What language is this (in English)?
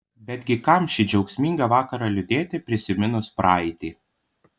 Lithuanian